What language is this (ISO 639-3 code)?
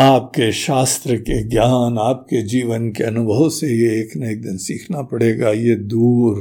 hin